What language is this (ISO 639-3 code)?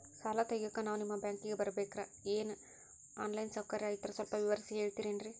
kan